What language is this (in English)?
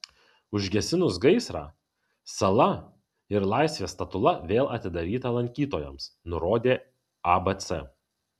Lithuanian